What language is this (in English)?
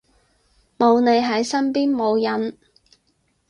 Cantonese